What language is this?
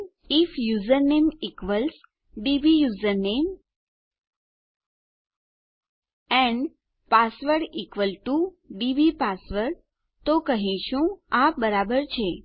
Gujarati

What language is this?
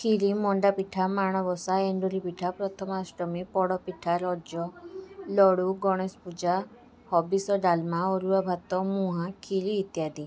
Odia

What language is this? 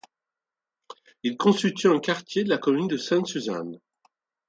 French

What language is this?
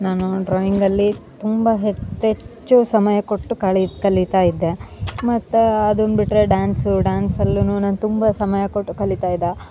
Kannada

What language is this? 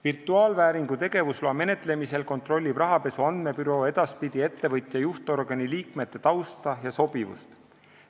Estonian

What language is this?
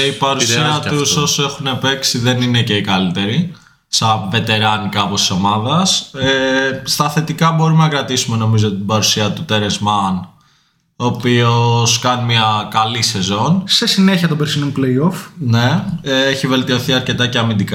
Greek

